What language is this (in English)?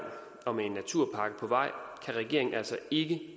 Danish